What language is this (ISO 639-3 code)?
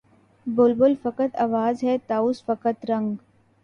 urd